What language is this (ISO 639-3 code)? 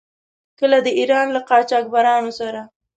pus